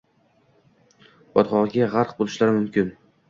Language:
Uzbek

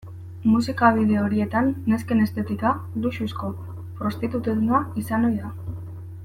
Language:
Basque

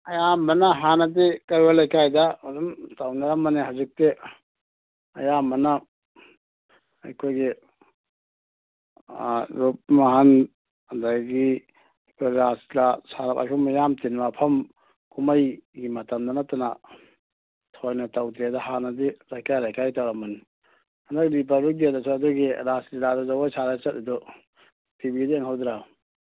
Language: Manipuri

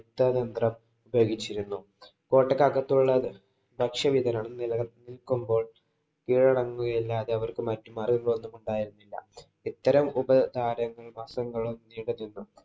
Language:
Malayalam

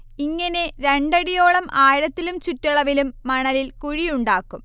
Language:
Malayalam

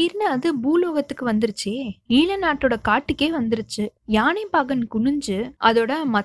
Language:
Tamil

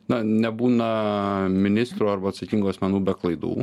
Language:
Lithuanian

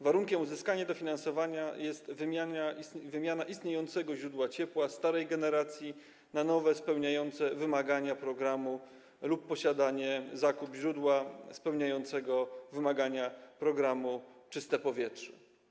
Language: Polish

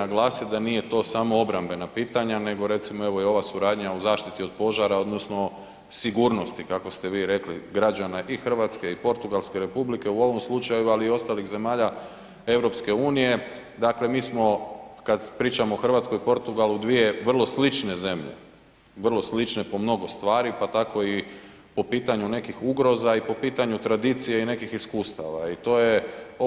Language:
Croatian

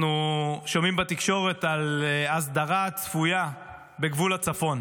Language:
Hebrew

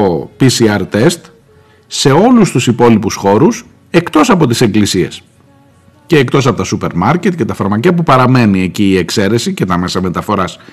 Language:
Greek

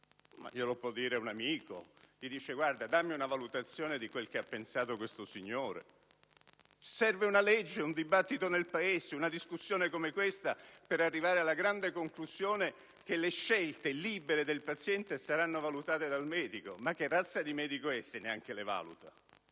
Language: Italian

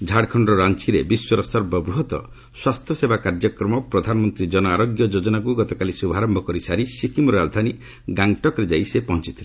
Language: Odia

